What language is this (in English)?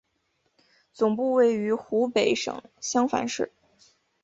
Chinese